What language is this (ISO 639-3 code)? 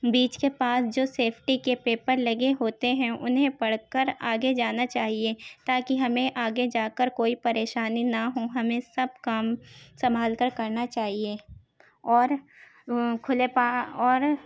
urd